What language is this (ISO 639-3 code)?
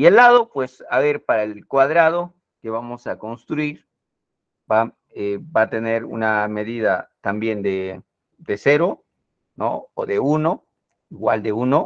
spa